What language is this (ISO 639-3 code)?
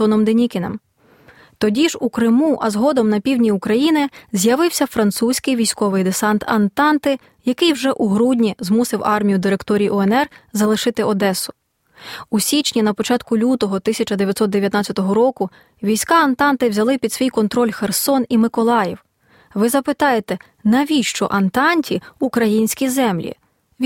ukr